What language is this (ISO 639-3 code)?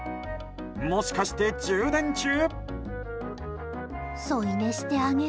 jpn